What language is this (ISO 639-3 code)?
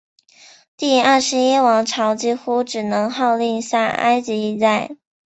zho